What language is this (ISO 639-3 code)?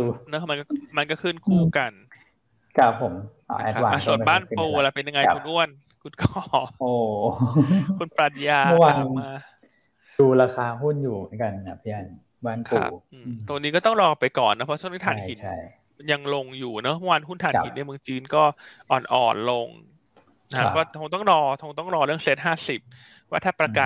tha